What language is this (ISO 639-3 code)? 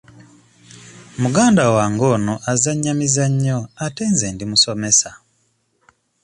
lug